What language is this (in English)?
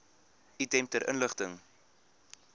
Afrikaans